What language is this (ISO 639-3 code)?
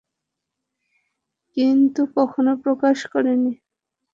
ben